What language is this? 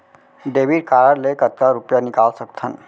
Chhattisgarhi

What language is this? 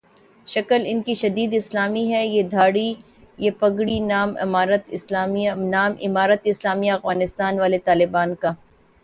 Urdu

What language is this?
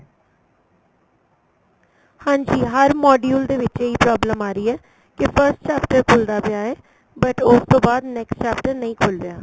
Punjabi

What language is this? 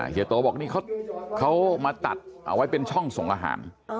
Thai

